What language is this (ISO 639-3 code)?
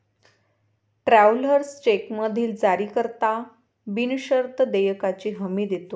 mar